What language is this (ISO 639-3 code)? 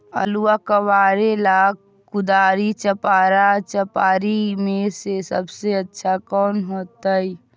mag